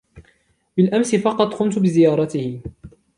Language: Arabic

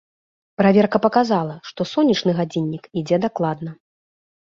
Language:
Belarusian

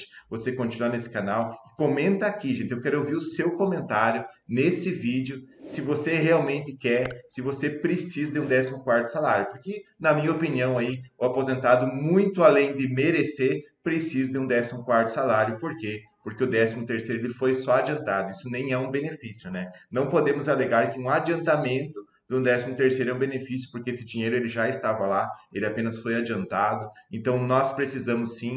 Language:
Portuguese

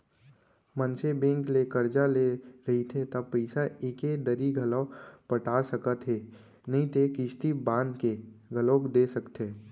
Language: Chhattisgarhi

